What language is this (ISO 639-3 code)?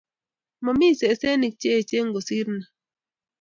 kln